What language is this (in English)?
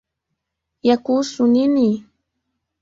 Swahili